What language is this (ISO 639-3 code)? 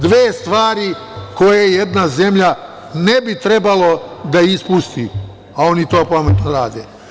srp